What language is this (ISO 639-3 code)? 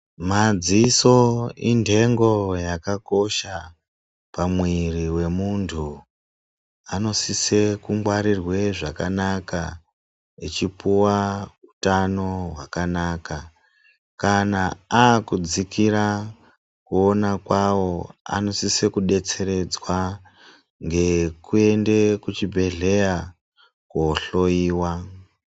ndc